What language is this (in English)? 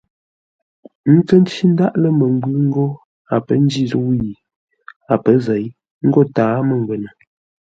Ngombale